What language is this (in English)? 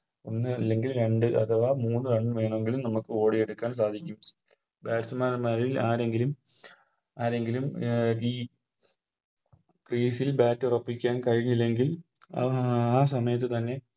Malayalam